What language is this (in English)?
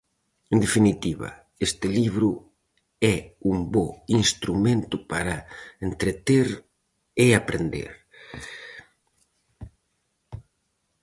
Galician